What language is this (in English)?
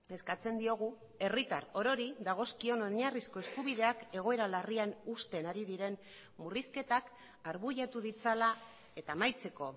Basque